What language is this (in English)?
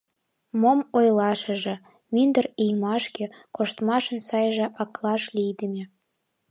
Mari